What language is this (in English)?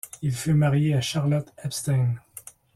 French